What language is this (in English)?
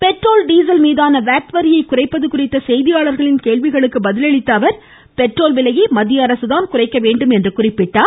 Tamil